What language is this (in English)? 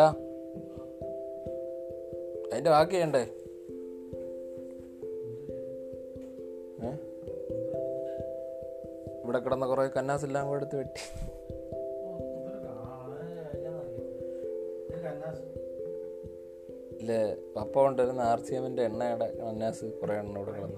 Malayalam